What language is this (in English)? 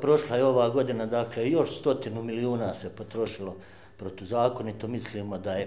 Croatian